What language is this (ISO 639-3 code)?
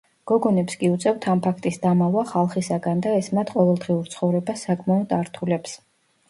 kat